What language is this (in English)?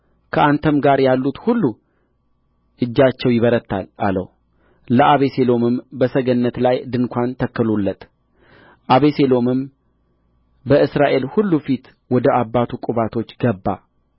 Amharic